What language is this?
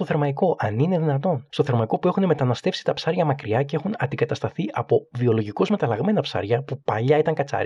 Greek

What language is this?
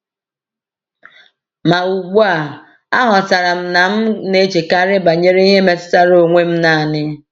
Igbo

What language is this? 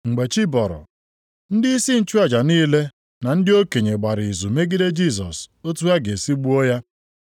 Igbo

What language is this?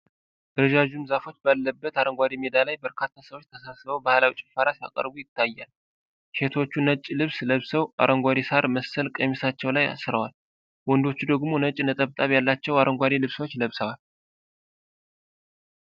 Amharic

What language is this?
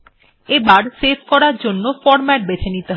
Bangla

